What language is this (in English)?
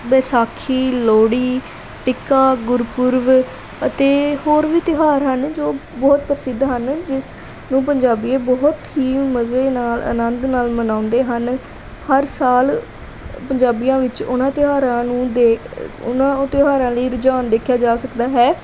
Punjabi